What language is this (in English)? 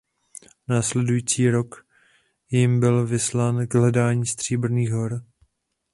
Czech